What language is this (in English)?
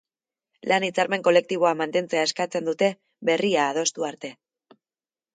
Basque